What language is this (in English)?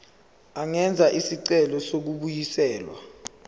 Zulu